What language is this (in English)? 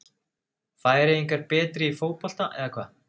Icelandic